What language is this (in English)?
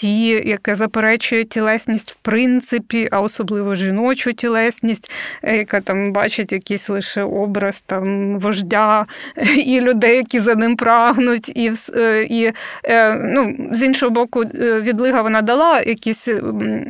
Ukrainian